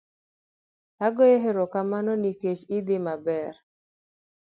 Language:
Luo (Kenya and Tanzania)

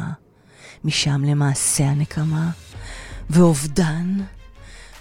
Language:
Hebrew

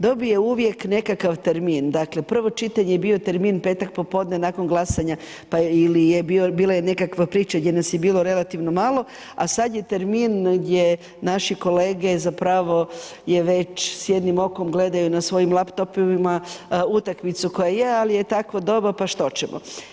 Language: Croatian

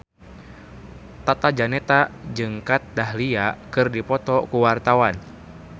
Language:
Sundanese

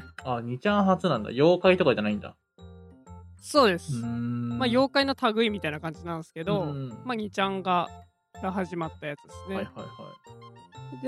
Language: Japanese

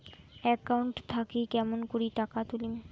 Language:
Bangla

